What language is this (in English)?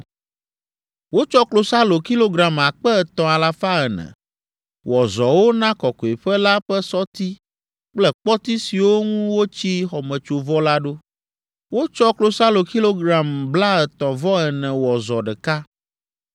Ewe